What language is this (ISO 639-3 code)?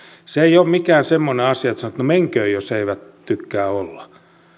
fin